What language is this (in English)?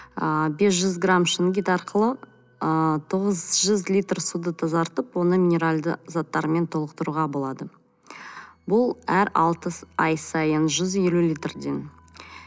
Kazakh